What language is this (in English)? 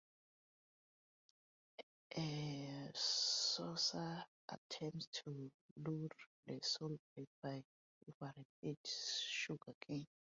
English